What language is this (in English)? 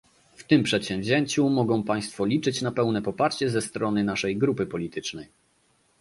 Polish